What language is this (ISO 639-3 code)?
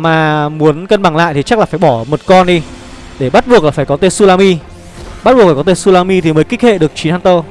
vie